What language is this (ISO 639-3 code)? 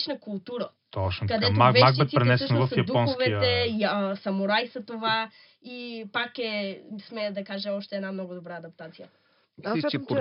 bul